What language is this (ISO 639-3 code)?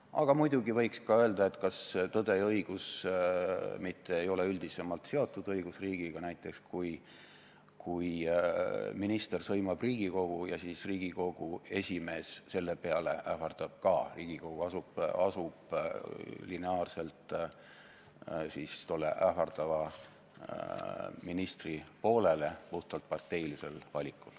est